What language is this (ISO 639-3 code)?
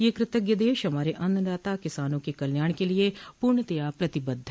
hin